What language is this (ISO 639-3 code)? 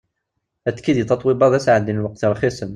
kab